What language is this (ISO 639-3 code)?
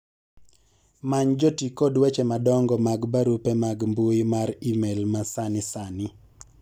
luo